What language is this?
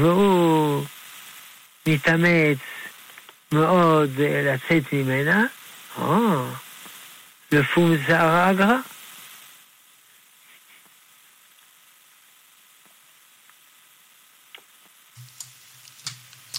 Hebrew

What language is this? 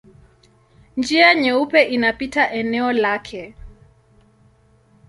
Swahili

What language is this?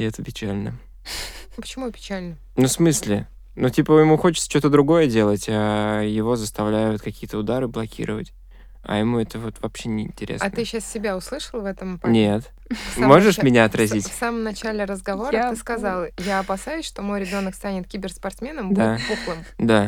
Russian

